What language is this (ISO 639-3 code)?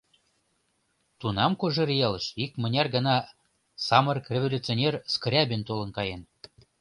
chm